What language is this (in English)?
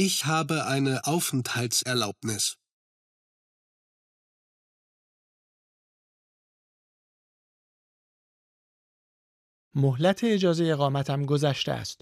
Persian